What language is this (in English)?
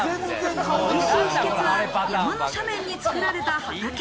Japanese